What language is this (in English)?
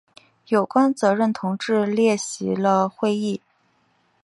Chinese